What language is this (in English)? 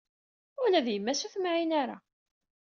Kabyle